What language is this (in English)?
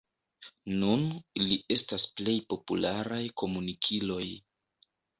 Esperanto